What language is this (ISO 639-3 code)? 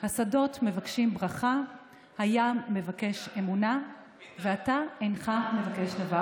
heb